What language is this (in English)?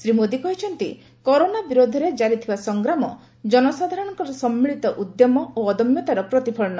Odia